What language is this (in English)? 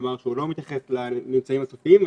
Hebrew